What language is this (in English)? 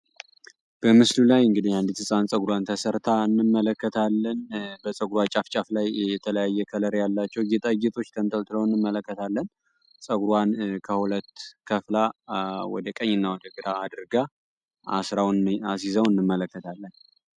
Amharic